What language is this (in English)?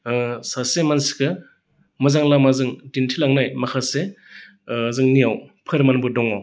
Bodo